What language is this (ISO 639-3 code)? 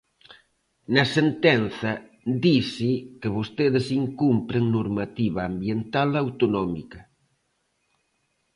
glg